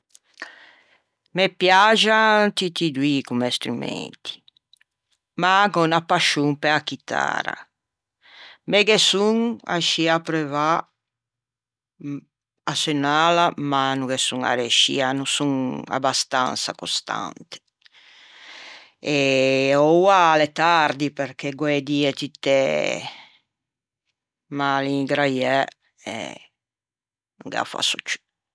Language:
Ligurian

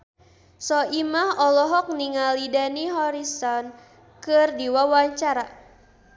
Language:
Sundanese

